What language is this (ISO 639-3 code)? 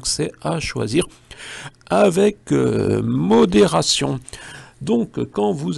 fra